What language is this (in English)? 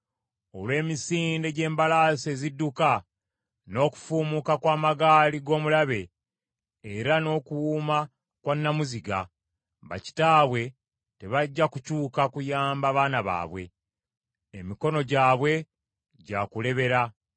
Ganda